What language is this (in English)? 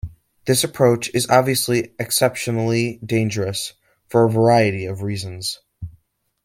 English